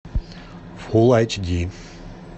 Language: Russian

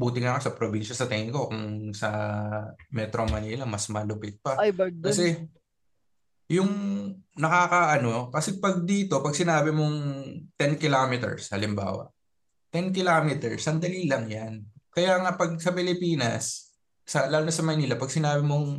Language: Filipino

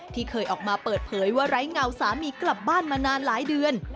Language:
Thai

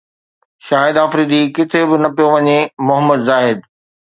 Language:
Sindhi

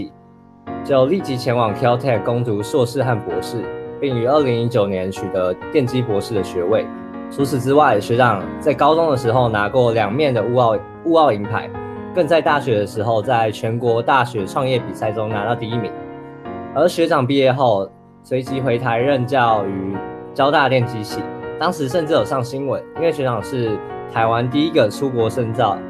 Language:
Chinese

